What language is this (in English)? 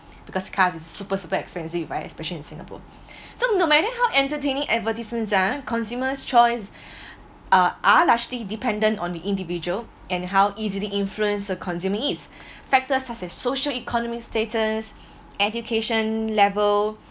English